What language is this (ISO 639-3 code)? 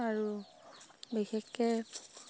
asm